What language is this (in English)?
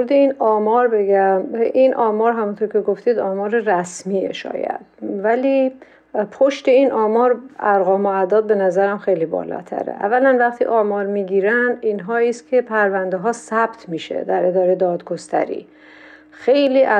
Persian